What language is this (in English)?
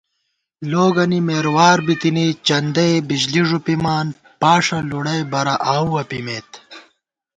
Gawar-Bati